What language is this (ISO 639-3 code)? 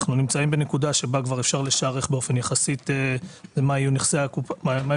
heb